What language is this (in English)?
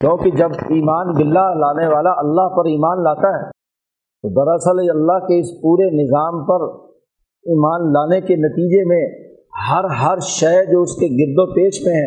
Urdu